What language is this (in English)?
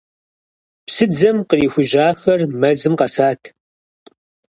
Kabardian